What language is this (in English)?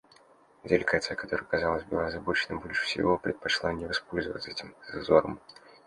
Russian